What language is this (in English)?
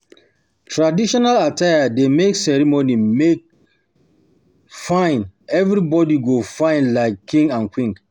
Nigerian Pidgin